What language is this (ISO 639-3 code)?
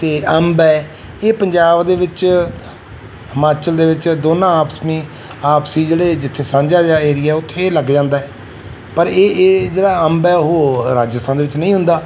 pan